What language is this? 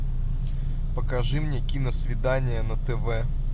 Russian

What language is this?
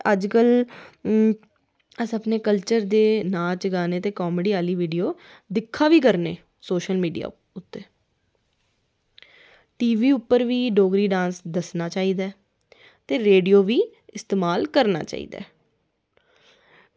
Dogri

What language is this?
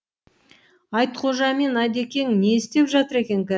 Kazakh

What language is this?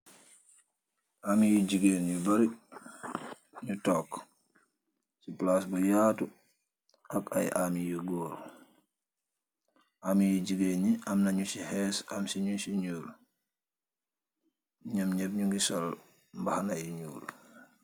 Wolof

